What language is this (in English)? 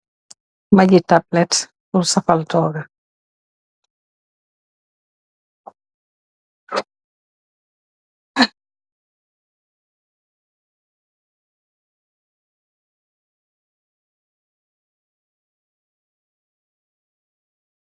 Wolof